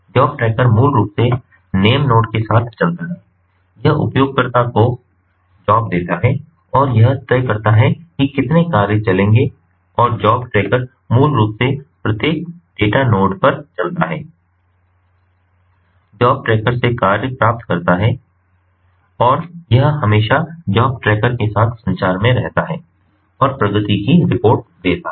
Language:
Hindi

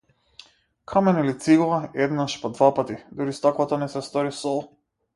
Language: Macedonian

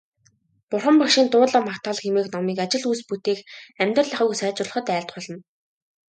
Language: Mongolian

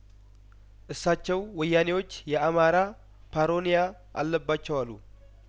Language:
Amharic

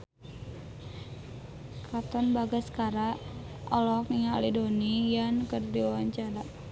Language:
Sundanese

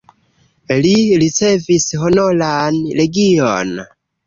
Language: Esperanto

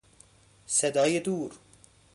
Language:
Persian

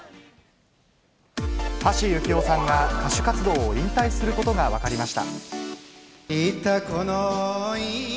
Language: Japanese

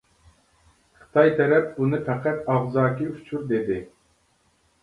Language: Uyghur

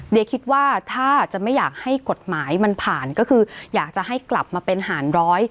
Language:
Thai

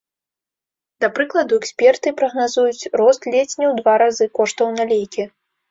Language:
Belarusian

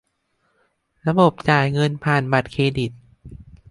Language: Thai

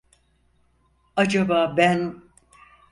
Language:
Turkish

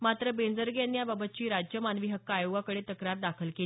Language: Marathi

